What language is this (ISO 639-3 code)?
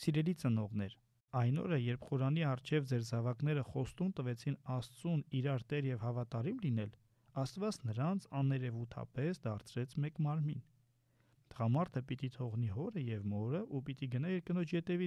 ron